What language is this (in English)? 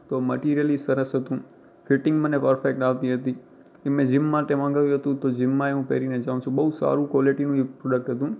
Gujarati